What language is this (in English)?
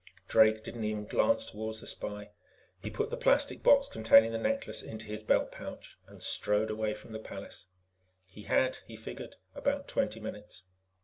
English